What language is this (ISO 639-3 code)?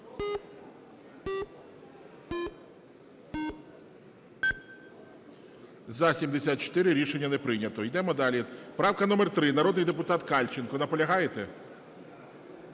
ukr